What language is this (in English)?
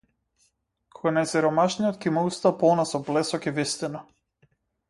Macedonian